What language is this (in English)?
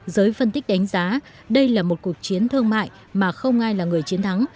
Vietnamese